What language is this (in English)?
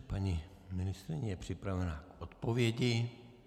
Czech